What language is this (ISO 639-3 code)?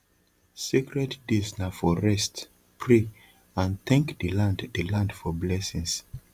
pcm